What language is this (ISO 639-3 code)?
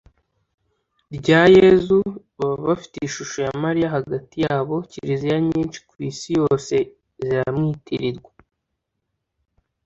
kin